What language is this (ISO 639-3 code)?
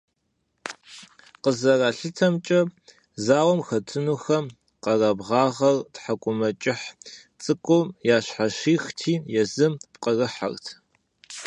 kbd